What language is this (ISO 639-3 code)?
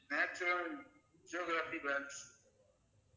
tam